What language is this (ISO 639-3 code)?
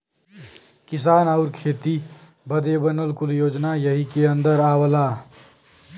bho